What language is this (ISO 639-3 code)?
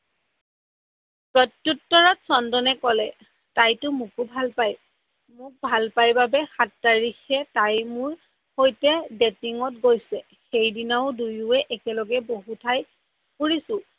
asm